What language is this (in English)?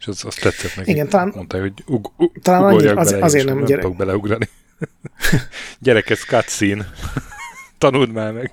Hungarian